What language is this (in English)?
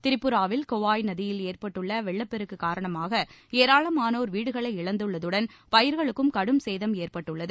Tamil